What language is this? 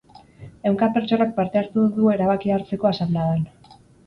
Basque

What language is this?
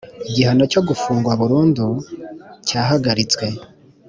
Kinyarwanda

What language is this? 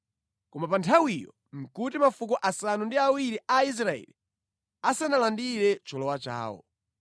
Nyanja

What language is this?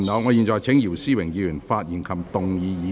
Cantonese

